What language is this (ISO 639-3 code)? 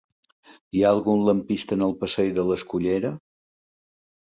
cat